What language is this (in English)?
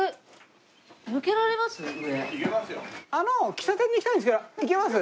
Japanese